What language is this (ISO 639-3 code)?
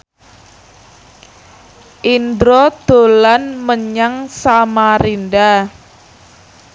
jav